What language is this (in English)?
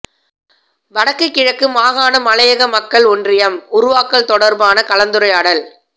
Tamil